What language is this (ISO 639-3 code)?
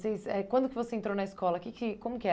por